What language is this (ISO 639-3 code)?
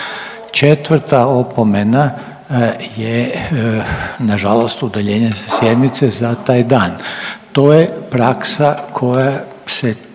hrv